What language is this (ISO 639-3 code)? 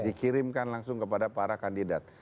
ind